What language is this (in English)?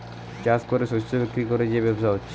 Bangla